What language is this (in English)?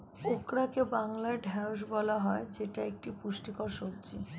Bangla